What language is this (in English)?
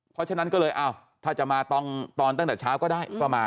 Thai